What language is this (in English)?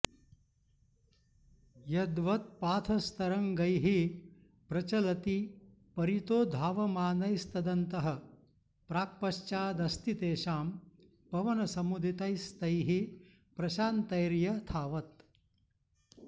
Sanskrit